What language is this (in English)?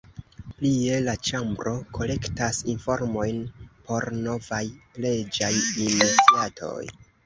Esperanto